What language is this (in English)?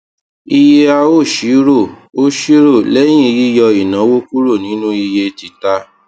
Yoruba